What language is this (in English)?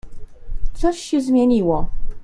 Polish